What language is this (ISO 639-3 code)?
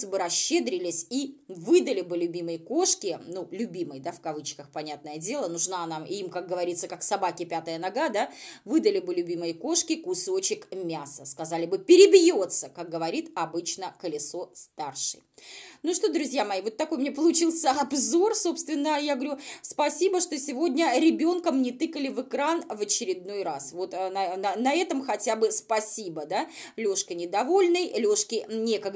rus